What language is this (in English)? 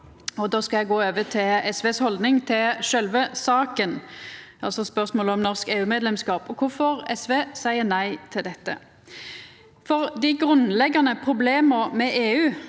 Norwegian